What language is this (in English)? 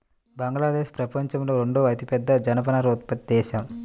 Telugu